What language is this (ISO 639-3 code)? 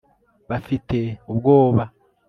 kin